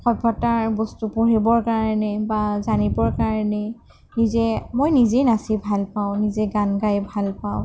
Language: Assamese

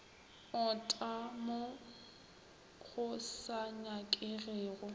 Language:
Northern Sotho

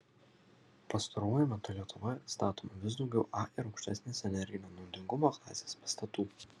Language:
Lithuanian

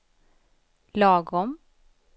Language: Swedish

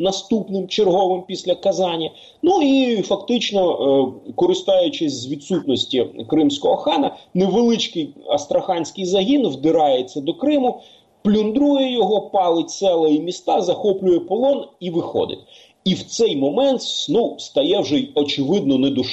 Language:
Ukrainian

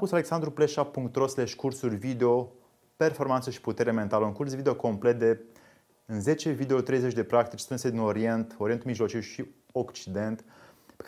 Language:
Romanian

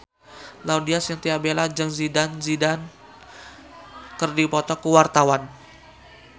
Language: Sundanese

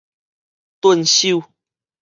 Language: Min Nan Chinese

